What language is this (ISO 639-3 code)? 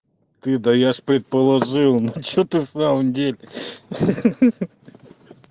rus